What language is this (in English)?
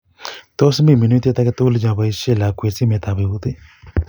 Kalenjin